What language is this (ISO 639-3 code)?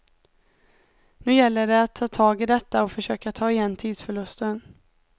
swe